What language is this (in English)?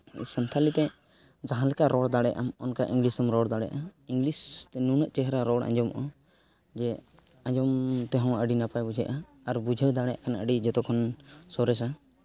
Santali